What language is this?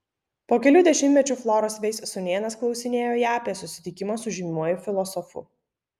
Lithuanian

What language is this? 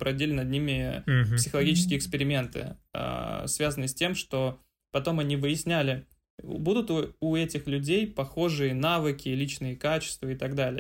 Russian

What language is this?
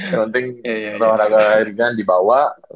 Indonesian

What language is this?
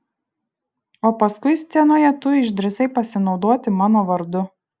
Lithuanian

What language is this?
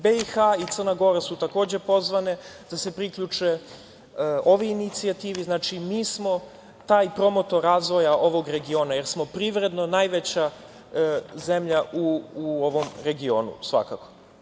Serbian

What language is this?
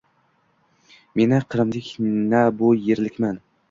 Uzbek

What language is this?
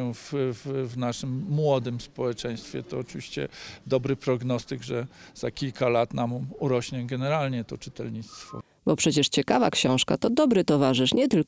Polish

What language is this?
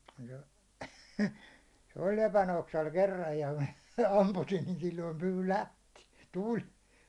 Finnish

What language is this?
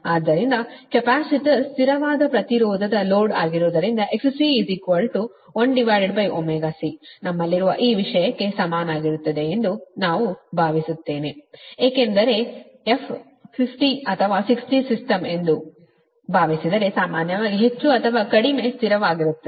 Kannada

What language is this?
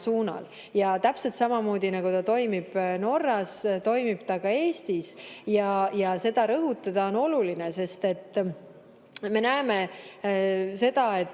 Estonian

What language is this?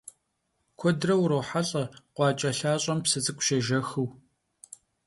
Kabardian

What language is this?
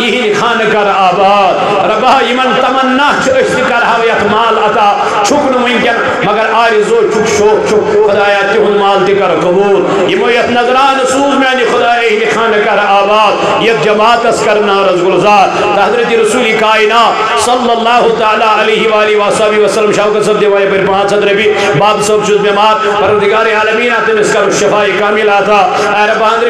Arabic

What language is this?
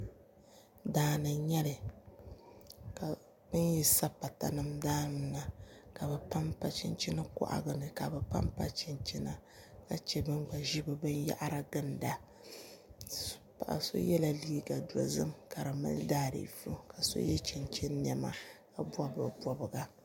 Dagbani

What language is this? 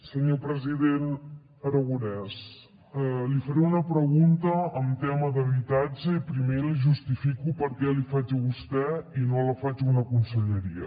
Catalan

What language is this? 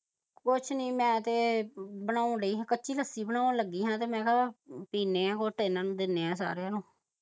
Punjabi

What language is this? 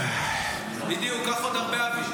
Hebrew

